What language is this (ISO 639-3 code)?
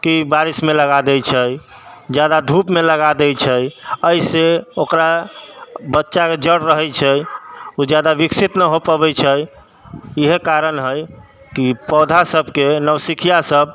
mai